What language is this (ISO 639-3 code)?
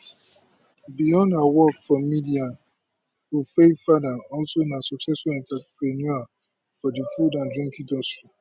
pcm